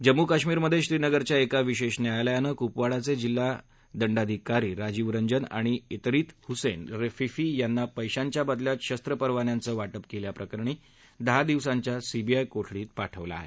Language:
Marathi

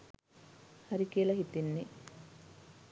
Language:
Sinhala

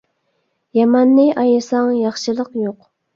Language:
Uyghur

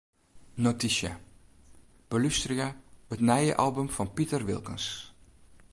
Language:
Western Frisian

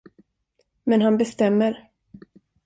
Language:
Swedish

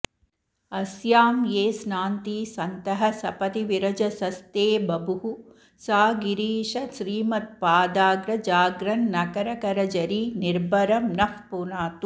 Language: Sanskrit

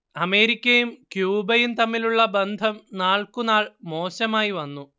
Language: Malayalam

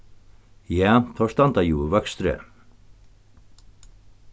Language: Faroese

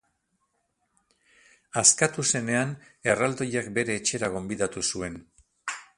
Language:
Basque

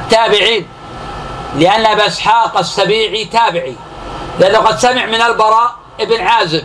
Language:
Arabic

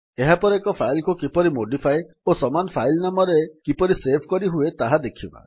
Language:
Odia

